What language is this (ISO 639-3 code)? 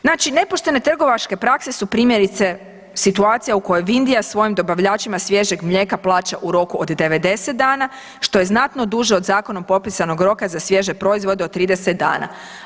hrv